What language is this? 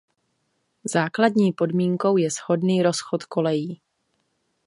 Czech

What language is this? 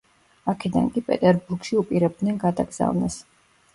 Georgian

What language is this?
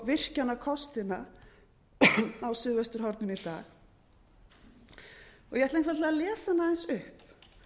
Icelandic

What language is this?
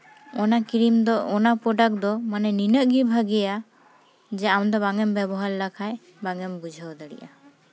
Santali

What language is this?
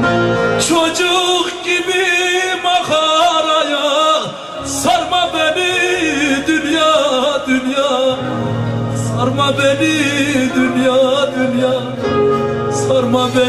Dutch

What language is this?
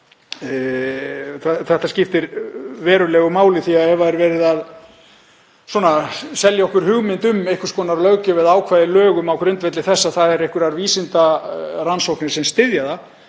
Icelandic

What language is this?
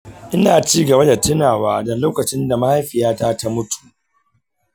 Hausa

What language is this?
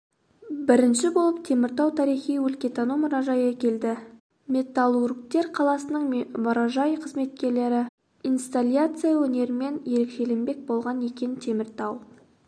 Kazakh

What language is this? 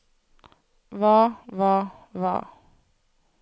Norwegian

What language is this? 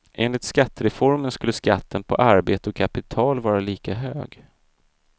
Swedish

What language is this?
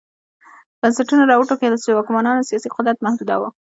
Pashto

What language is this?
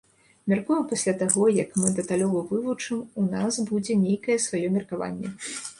Belarusian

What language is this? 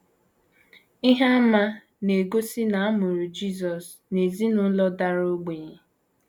Igbo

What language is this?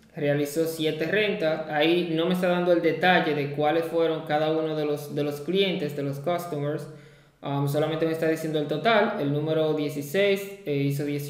Spanish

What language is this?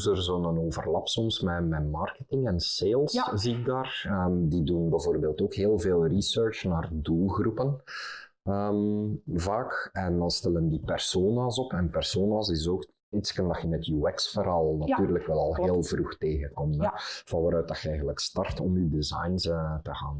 Dutch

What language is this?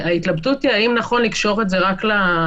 Hebrew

